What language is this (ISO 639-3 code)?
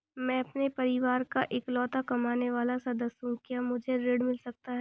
hin